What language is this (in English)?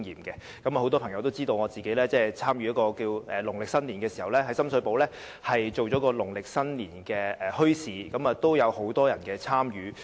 Cantonese